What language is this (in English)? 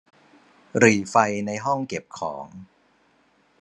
Thai